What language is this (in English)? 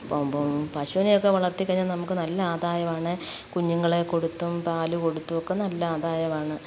Malayalam